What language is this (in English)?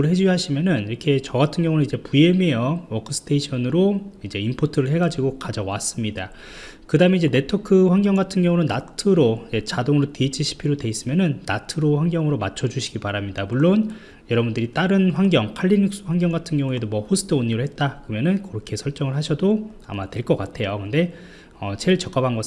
Korean